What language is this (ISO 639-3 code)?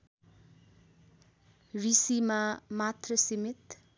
nep